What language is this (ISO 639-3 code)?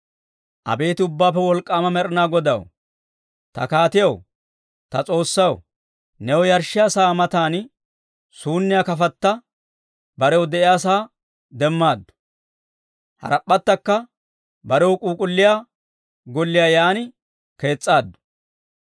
dwr